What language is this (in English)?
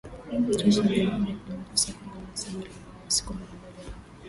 Swahili